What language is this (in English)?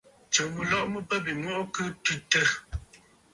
Bafut